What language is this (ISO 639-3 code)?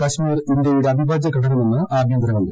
mal